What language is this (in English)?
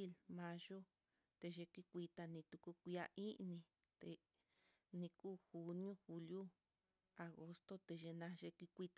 Mitlatongo Mixtec